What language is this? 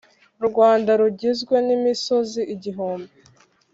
Kinyarwanda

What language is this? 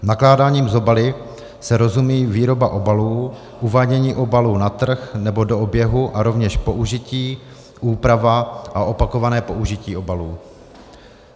Czech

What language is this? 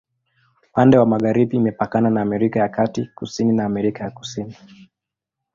Swahili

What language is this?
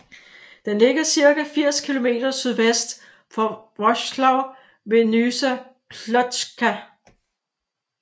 Danish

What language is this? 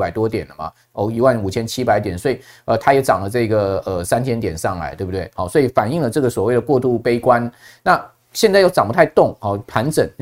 Chinese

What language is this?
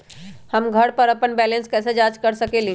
Magahi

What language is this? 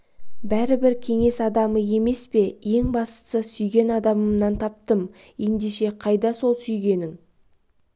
Kazakh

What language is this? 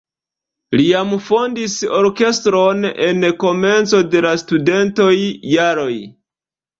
Esperanto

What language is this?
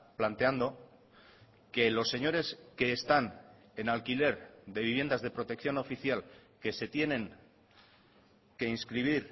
Spanish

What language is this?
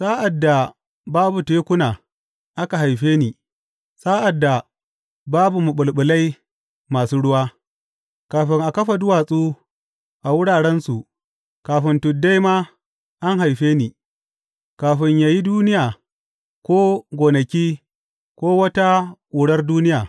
Hausa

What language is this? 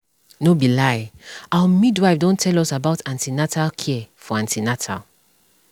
Nigerian Pidgin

